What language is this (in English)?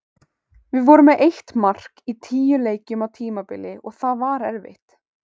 Icelandic